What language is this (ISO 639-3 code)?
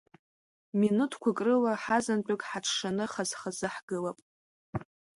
abk